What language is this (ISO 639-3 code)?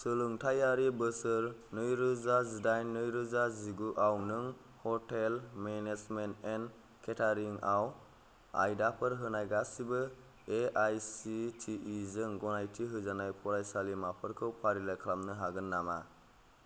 brx